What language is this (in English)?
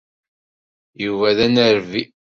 Kabyle